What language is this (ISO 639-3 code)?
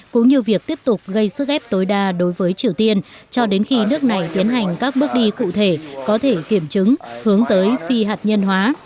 vie